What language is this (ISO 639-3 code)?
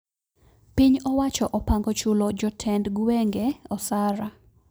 luo